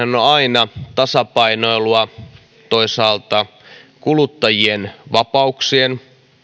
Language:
Finnish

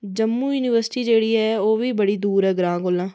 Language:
Dogri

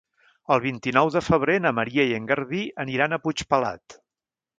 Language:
Catalan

